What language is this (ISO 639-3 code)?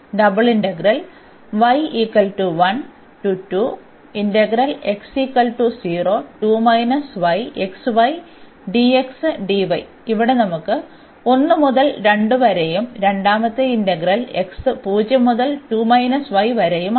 mal